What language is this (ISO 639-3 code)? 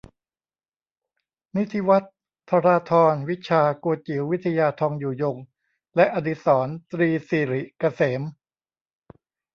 tha